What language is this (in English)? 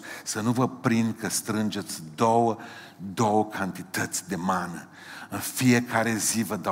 Romanian